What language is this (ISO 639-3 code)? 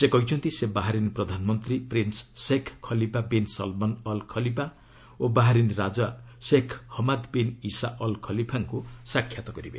ori